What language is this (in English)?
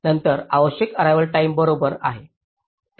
Marathi